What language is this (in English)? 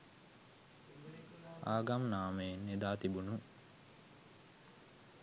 Sinhala